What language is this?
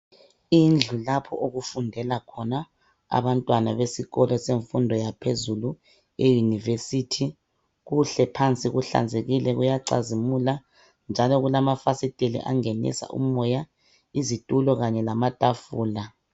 North Ndebele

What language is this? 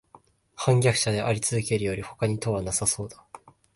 Japanese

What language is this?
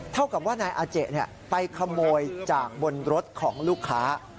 Thai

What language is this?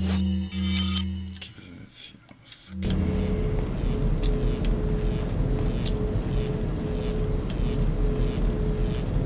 German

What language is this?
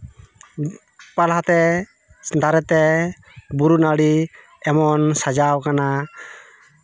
Santali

